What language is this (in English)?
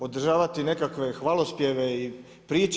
Croatian